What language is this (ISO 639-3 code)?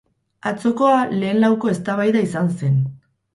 eus